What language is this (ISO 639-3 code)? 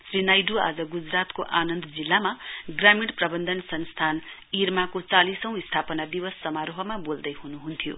nep